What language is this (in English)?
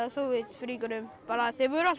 Icelandic